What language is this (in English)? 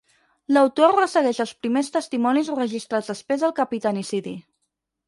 Catalan